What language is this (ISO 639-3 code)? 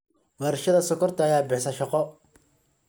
som